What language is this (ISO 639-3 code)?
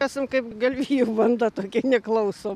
lit